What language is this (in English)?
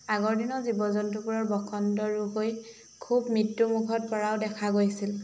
Assamese